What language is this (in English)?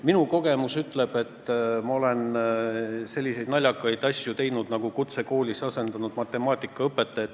Estonian